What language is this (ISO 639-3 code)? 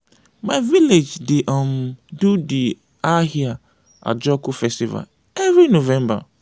pcm